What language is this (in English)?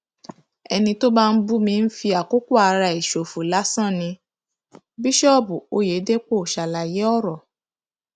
Yoruba